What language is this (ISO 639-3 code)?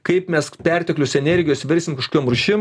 lit